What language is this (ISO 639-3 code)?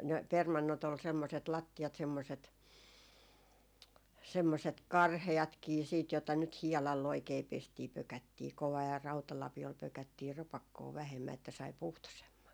fin